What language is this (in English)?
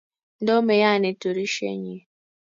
Kalenjin